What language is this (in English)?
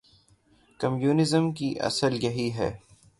Urdu